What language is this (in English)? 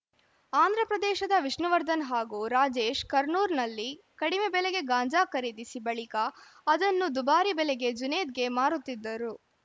Kannada